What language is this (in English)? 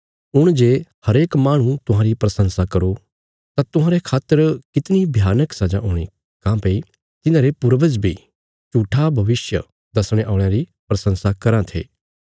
Bilaspuri